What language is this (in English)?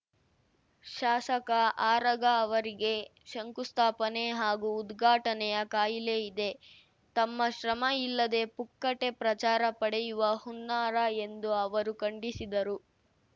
Kannada